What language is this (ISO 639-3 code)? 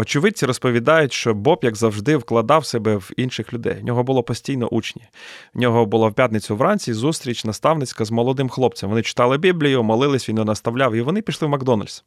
ukr